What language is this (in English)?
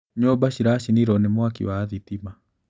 Kikuyu